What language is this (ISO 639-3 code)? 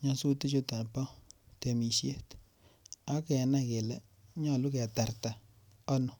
kln